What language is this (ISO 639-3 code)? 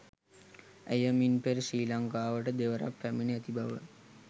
sin